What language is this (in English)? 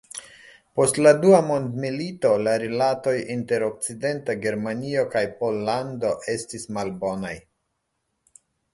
Esperanto